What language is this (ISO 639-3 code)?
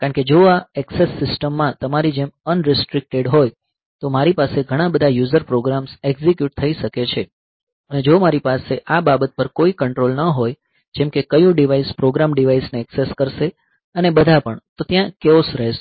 guj